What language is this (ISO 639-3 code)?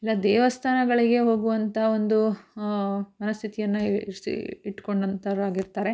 kan